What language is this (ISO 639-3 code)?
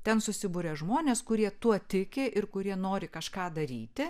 lit